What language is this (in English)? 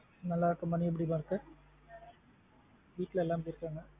Tamil